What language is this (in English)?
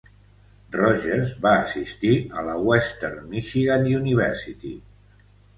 Catalan